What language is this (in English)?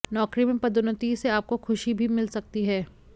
Hindi